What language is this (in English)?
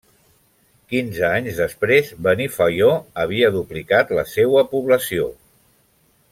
Catalan